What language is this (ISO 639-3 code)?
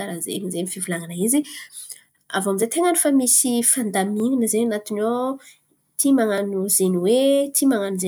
xmv